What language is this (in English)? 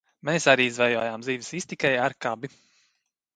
Latvian